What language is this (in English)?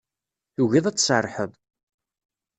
Kabyle